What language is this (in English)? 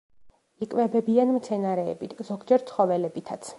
Georgian